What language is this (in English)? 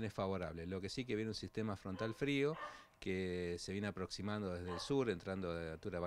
Spanish